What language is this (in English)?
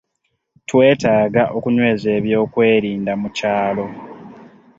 Ganda